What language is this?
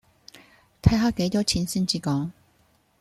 Cantonese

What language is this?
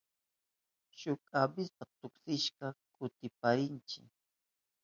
Southern Pastaza Quechua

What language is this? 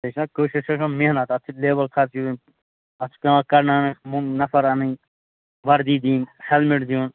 Kashmiri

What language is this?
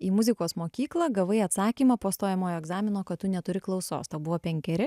Lithuanian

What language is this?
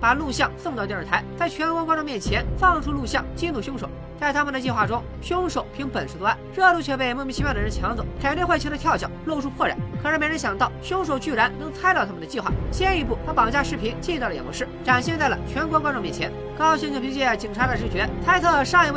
Chinese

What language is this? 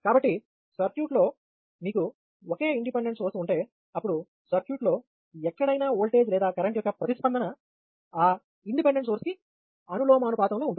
Telugu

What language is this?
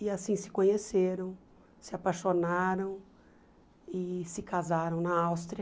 Portuguese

